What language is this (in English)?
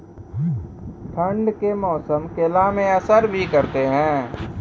Maithili